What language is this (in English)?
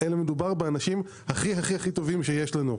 Hebrew